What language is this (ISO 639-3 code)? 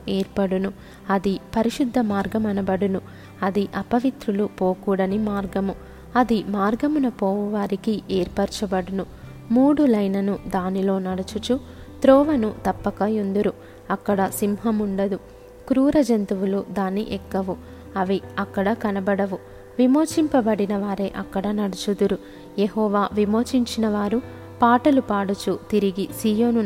tel